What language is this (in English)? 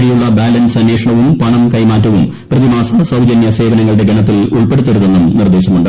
Malayalam